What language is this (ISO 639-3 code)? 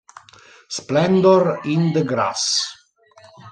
ita